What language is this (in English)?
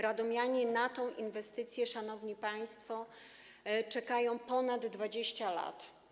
Polish